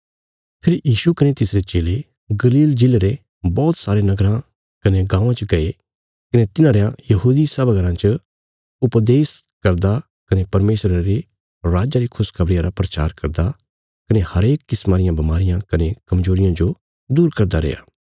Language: Bilaspuri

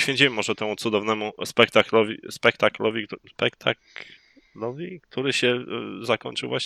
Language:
Polish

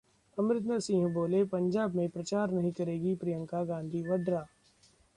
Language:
Hindi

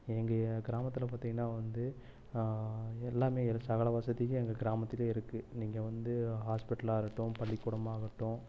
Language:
Tamil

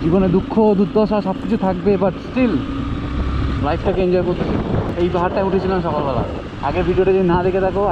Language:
Hindi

